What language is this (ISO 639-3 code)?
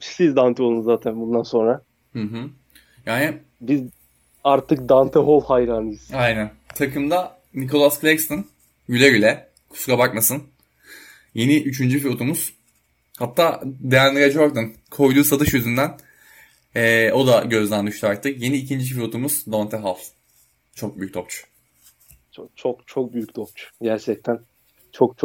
tur